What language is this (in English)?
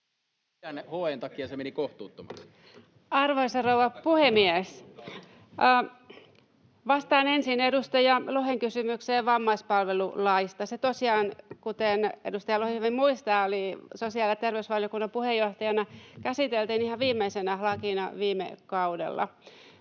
Finnish